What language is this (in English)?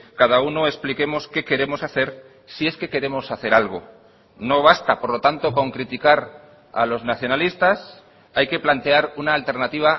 Spanish